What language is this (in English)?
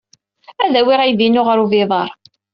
Kabyle